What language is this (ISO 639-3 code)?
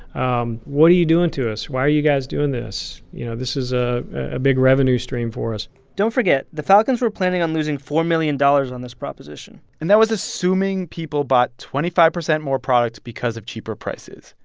eng